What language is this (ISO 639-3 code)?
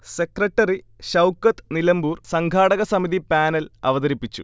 mal